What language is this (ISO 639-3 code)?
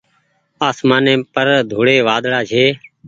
gig